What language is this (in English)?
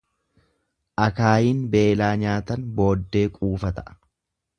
Oromo